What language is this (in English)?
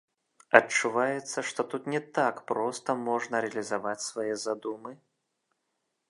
Belarusian